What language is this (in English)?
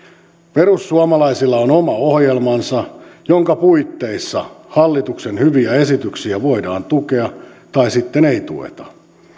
Finnish